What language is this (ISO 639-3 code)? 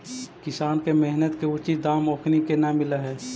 mag